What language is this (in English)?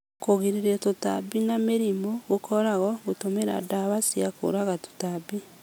Kikuyu